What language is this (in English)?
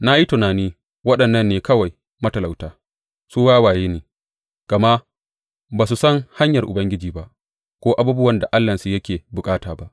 Hausa